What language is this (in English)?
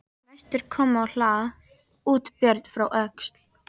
Icelandic